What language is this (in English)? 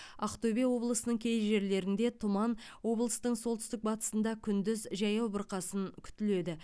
Kazakh